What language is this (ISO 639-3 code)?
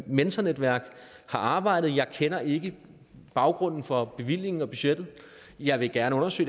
dan